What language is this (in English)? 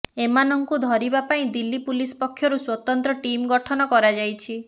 Odia